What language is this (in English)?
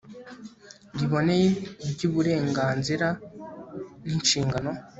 Kinyarwanda